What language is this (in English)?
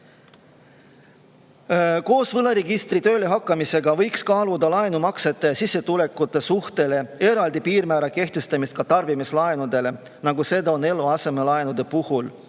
Estonian